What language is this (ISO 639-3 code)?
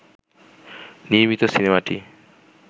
ben